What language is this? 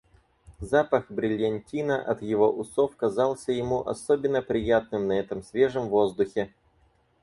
Russian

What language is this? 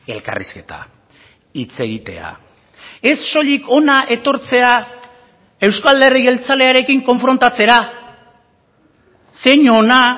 Basque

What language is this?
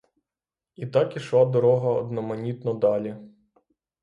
Ukrainian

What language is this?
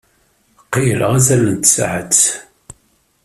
Kabyle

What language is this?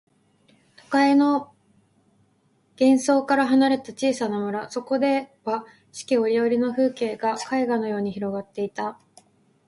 Japanese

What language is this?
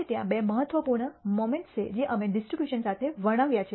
Gujarati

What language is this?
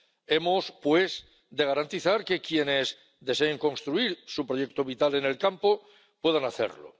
Spanish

